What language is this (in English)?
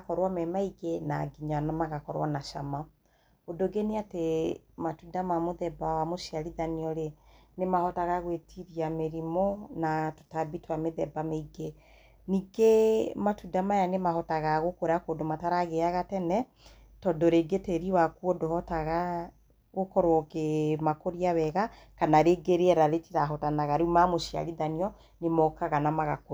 Kikuyu